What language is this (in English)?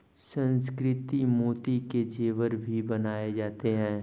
Hindi